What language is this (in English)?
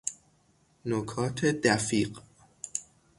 Persian